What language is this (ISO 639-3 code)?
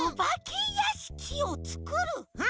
jpn